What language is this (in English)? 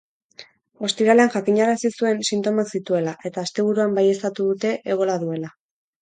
Basque